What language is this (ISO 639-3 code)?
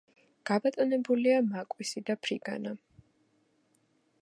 kat